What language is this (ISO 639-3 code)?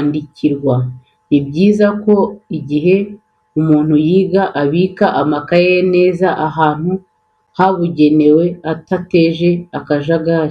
kin